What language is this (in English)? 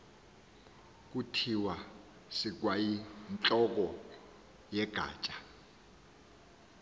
Xhosa